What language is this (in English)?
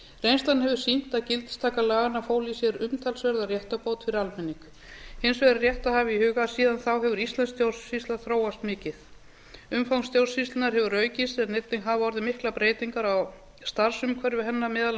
Icelandic